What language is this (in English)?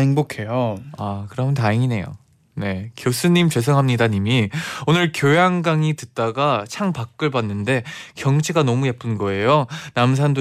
Korean